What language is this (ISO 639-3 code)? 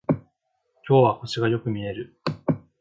jpn